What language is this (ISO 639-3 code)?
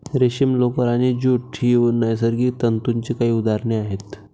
mar